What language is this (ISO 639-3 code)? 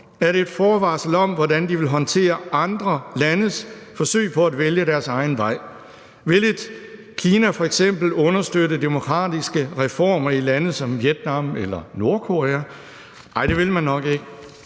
dan